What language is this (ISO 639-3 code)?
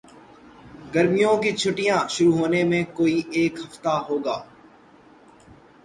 urd